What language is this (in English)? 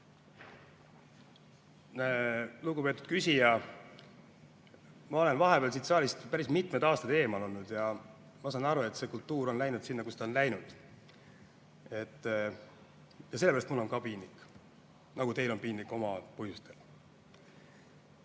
Estonian